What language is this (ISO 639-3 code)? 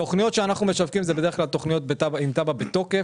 heb